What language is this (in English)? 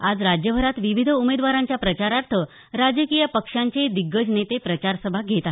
Marathi